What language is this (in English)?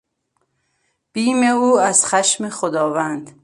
Persian